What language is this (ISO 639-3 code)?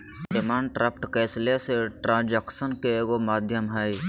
mag